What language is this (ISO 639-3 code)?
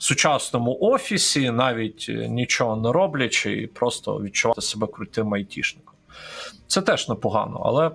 ukr